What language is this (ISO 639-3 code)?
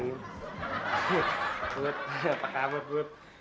ind